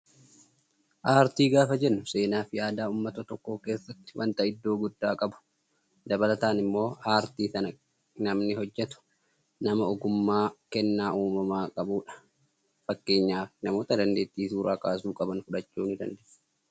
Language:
Oromo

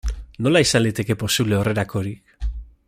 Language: Basque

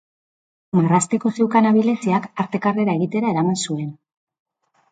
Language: Basque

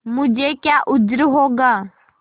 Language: Hindi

